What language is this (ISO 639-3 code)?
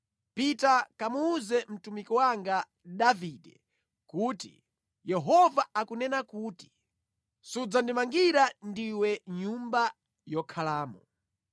nya